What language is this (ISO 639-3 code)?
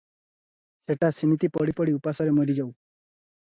ori